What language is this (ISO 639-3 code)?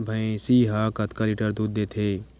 hne